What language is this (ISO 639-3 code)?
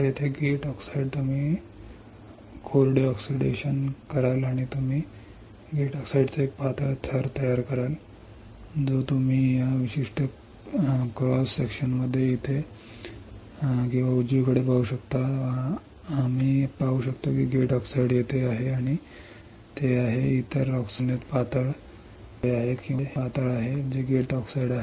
mar